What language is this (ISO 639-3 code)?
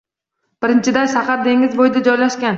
uzb